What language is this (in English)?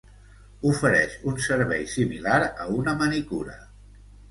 Catalan